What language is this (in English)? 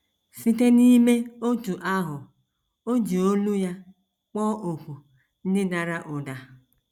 Igbo